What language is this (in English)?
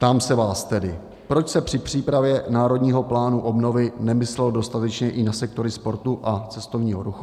Czech